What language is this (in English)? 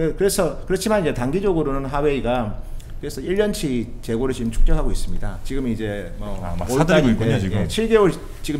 Korean